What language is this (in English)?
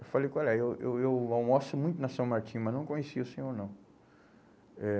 Portuguese